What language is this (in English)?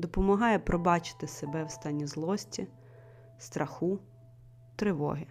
Ukrainian